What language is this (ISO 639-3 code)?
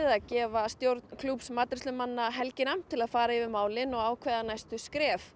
isl